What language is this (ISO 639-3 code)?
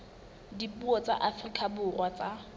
sot